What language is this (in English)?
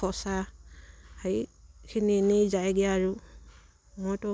Assamese